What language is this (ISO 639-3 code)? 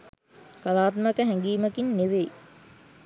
sin